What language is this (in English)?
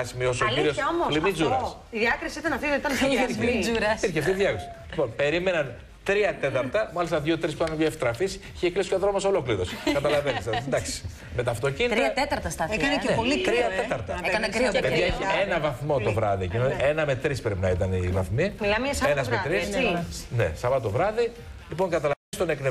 Greek